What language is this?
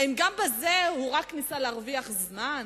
Hebrew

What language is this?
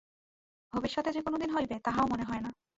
Bangla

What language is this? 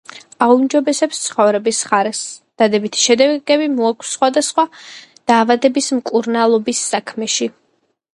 Georgian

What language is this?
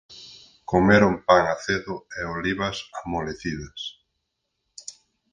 Galician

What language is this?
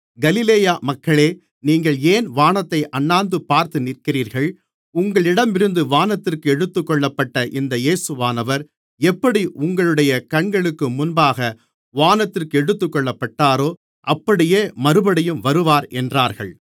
Tamil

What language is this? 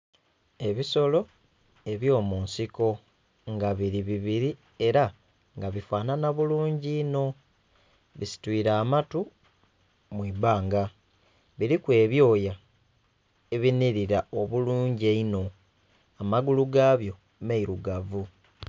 Soga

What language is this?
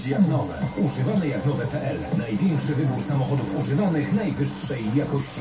Polish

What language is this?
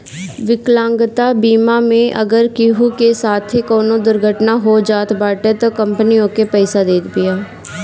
Bhojpuri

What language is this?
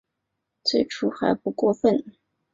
Chinese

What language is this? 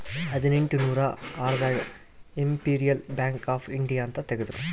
Kannada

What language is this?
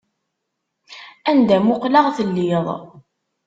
Kabyle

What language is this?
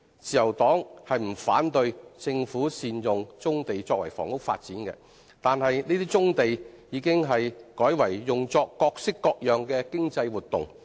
Cantonese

